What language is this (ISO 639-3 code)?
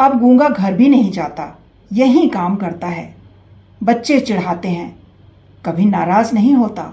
hin